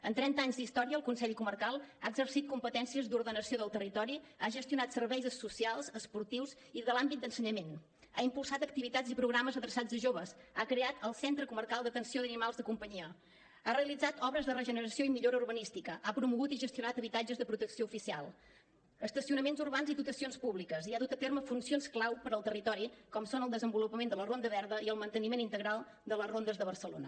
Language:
Catalan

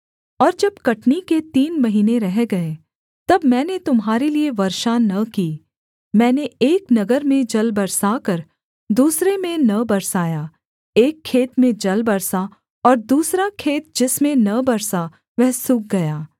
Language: Hindi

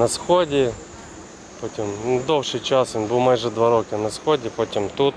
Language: Ukrainian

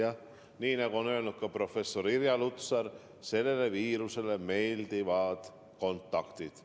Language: Estonian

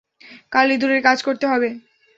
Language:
Bangla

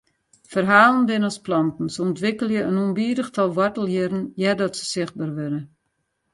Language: Western Frisian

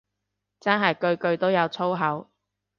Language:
Cantonese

